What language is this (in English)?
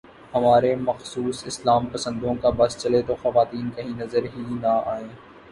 Urdu